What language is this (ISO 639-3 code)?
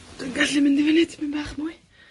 cym